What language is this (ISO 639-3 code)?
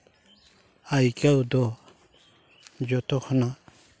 sat